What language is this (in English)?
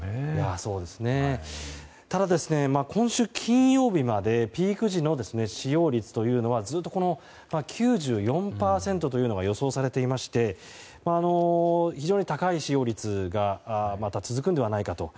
Japanese